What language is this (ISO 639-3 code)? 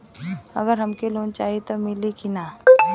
bho